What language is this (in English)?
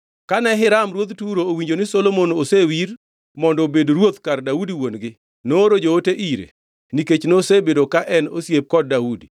Luo (Kenya and Tanzania)